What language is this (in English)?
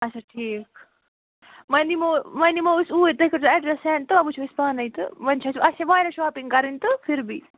Kashmiri